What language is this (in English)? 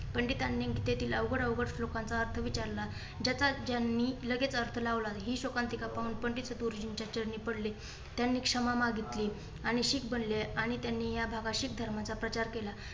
Marathi